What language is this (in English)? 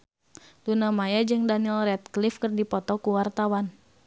Sundanese